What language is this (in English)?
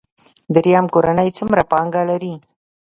Pashto